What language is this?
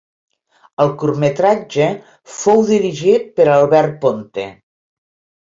Catalan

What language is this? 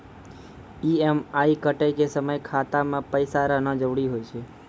Maithili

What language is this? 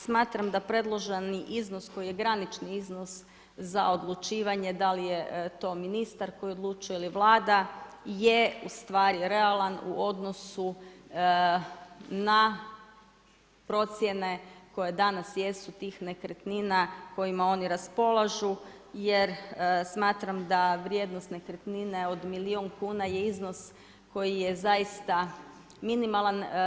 Croatian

